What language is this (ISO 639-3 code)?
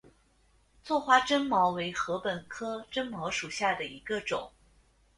zho